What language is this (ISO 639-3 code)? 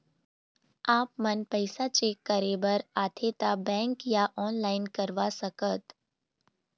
hne